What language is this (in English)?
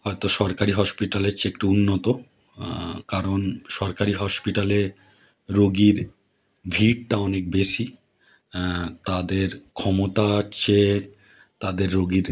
Bangla